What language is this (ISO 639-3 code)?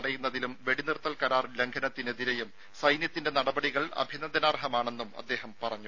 mal